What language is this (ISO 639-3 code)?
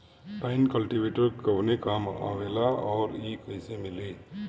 bho